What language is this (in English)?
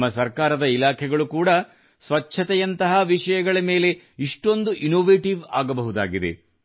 Kannada